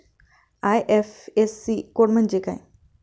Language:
Marathi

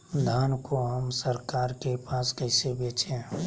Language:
Magahi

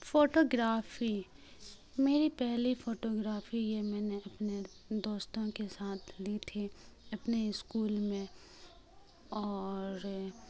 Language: Urdu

